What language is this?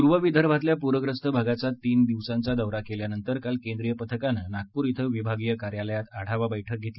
Marathi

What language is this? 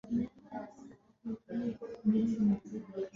Swahili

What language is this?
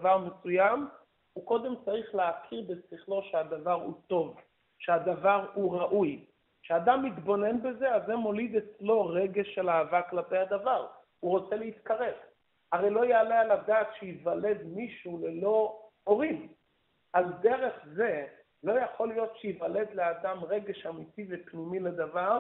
Hebrew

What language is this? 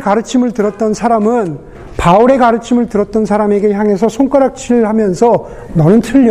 Korean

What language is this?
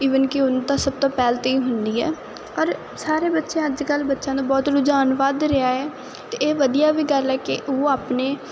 Punjabi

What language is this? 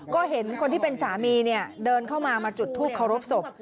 Thai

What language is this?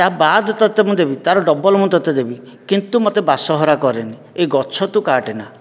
Odia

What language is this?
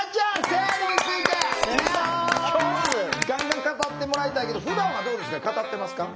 Japanese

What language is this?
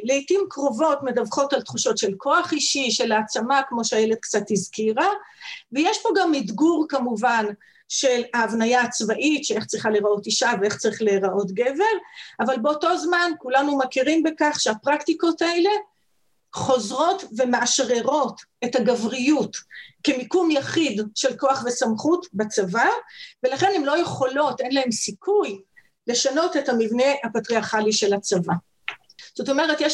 Hebrew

